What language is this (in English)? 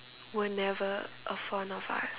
English